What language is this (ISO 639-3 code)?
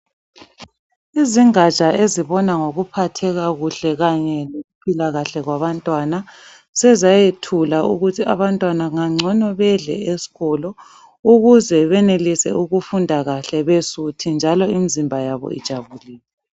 nde